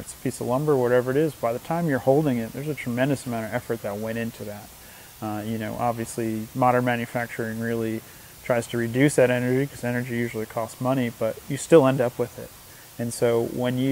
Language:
English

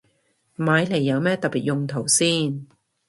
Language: Cantonese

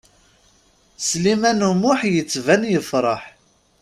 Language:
Kabyle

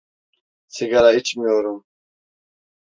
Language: Turkish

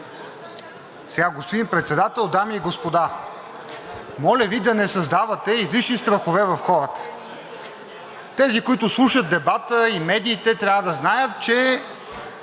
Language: Bulgarian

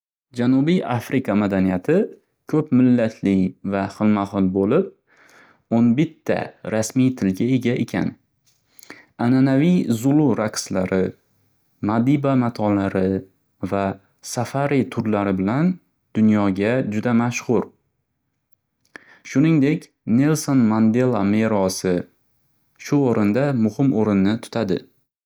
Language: Uzbek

